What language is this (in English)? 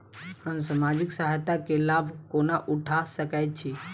Maithili